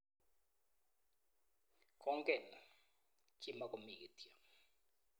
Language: Kalenjin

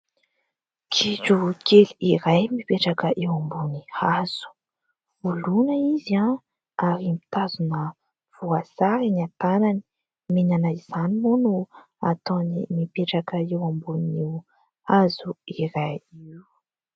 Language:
Malagasy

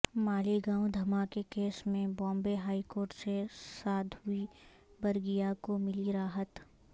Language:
Urdu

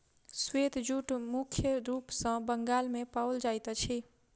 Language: Maithili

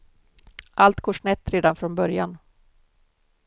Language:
Swedish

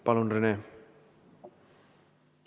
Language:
Estonian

